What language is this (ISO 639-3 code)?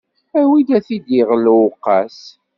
kab